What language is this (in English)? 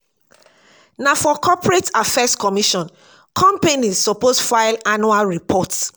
Nigerian Pidgin